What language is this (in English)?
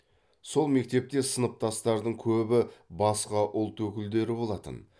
Kazakh